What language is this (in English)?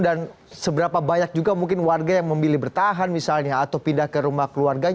Indonesian